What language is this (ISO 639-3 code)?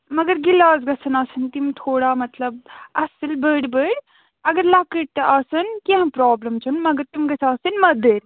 kas